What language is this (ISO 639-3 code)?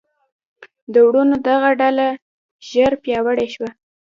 pus